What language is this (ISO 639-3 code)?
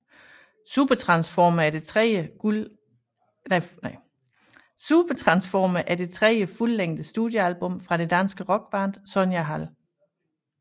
dan